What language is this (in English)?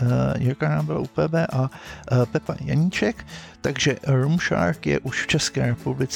Czech